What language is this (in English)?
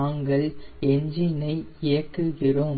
Tamil